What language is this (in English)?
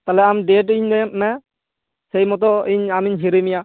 Santali